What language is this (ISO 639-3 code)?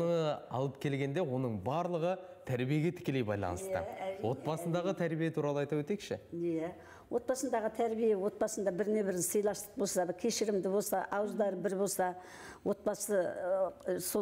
tur